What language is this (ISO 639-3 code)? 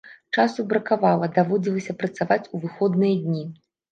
bel